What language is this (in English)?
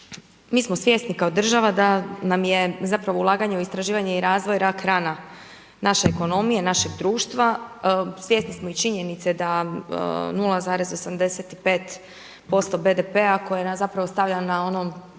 Croatian